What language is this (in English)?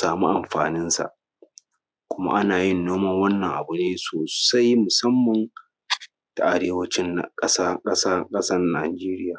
Hausa